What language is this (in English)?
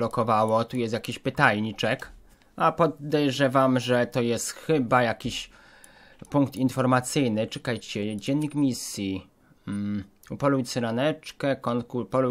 Polish